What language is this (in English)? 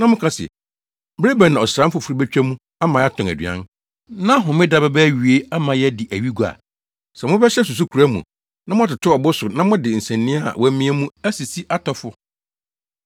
Akan